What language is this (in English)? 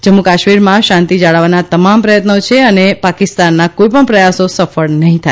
Gujarati